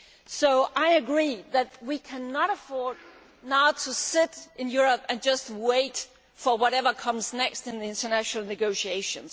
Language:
English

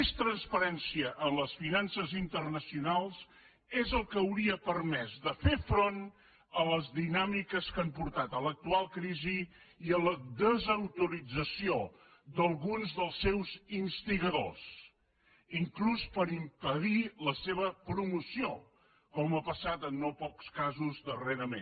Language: Catalan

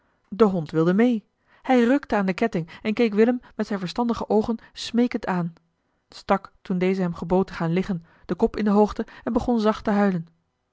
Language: Dutch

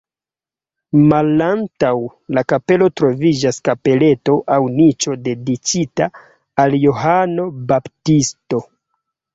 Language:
Esperanto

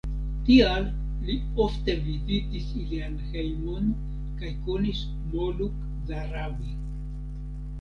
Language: Esperanto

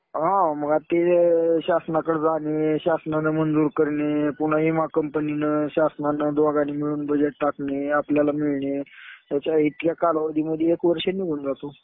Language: Marathi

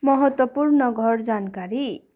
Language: Nepali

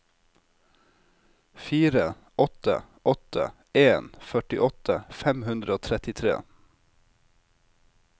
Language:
Norwegian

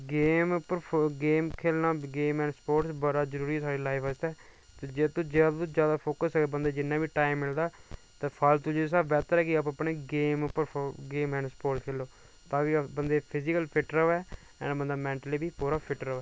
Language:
Dogri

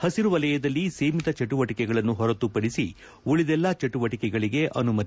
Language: Kannada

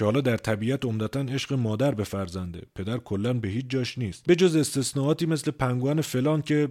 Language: Persian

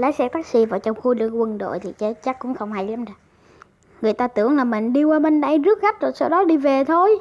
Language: Vietnamese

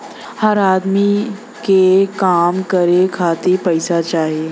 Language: Bhojpuri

